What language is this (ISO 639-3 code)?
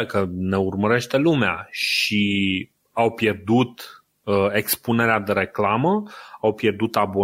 ron